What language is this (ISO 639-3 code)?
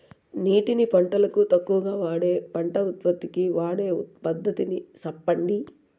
tel